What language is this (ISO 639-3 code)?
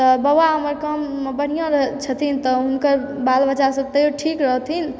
mai